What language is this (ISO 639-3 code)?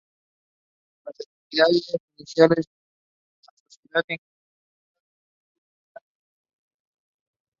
spa